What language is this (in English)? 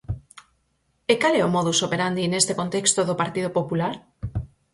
Galician